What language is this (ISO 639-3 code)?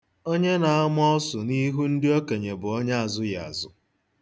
ibo